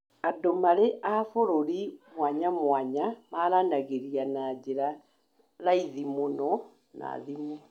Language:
Kikuyu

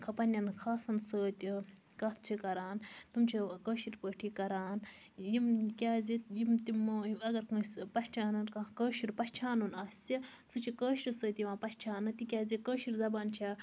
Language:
Kashmiri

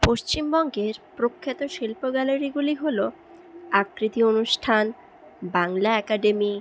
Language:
Bangla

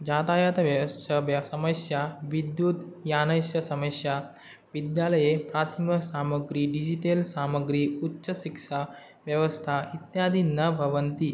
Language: Sanskrit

